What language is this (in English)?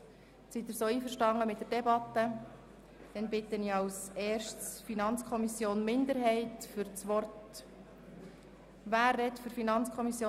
Swiss German